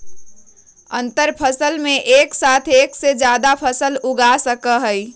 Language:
Magahi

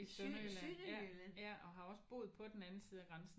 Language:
Danish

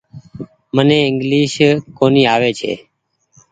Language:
Goaria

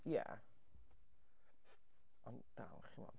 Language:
Welsh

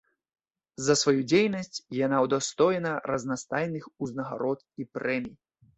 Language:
Belarusian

